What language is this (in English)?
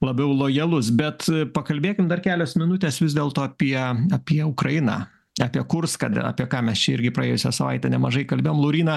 Lithuanian